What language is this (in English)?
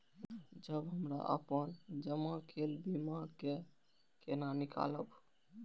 Maithili